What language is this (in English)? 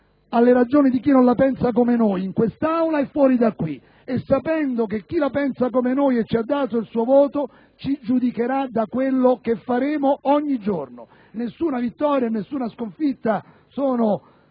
Italian